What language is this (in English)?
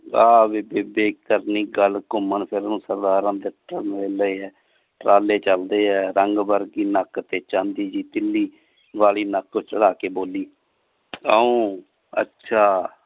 Punjabi